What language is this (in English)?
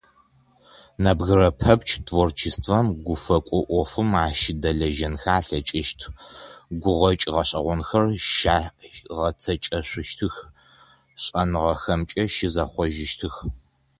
Adyghe